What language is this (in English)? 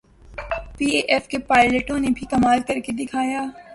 Urdu